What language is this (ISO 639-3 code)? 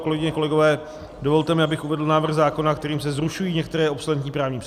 ces